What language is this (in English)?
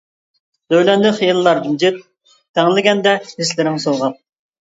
Uyghur